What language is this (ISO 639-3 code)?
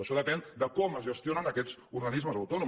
cat